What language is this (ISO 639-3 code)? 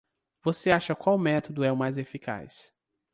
por